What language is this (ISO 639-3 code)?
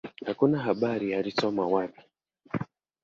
swa